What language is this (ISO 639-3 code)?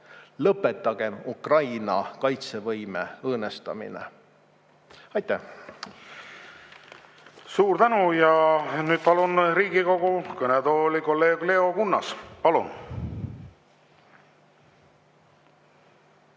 est